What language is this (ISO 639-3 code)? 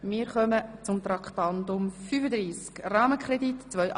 gsw